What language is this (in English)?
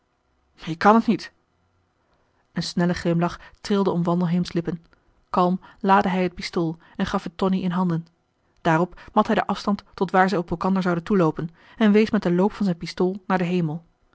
Dutch